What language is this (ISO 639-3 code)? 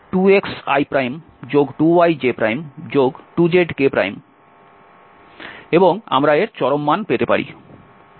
ben